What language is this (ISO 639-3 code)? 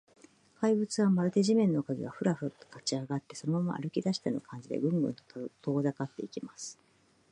jpn